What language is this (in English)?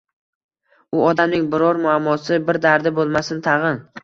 Uzbek